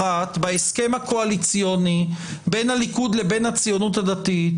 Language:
Hebrew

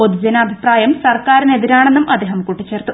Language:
Malayalam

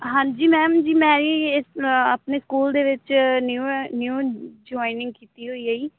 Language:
Punjabi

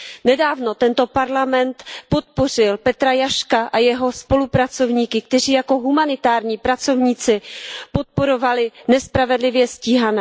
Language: Czech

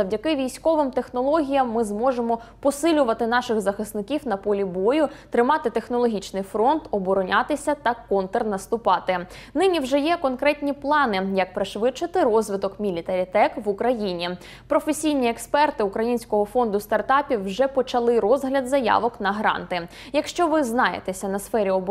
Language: Ukrainian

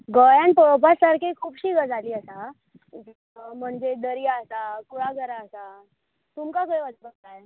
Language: Konkani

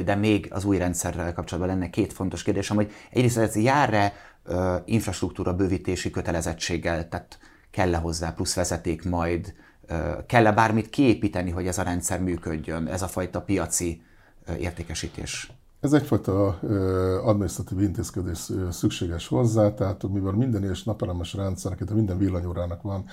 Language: Hungarian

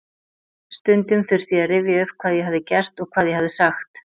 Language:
Icelandic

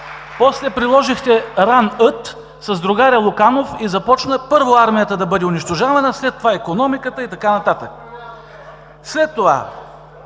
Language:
Bulgarian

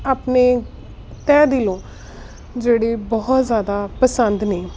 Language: Punjabi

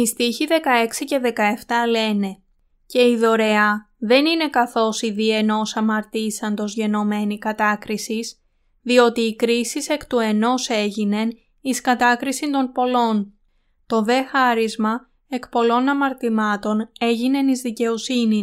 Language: Greek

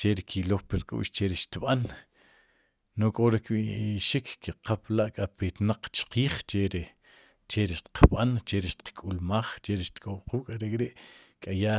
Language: Sipacapense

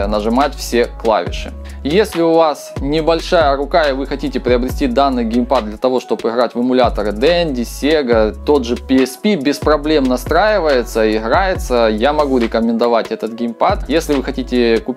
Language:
Russian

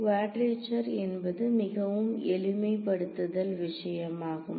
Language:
Tamil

